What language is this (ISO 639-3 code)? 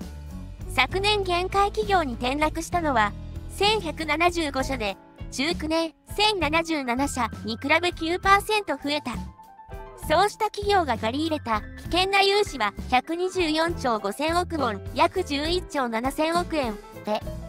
jpn